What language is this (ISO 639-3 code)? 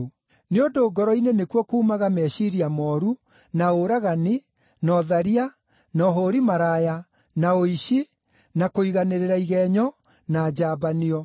kik